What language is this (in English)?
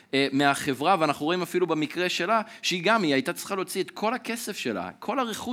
Hebrew